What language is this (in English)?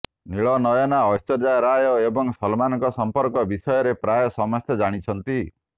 Odia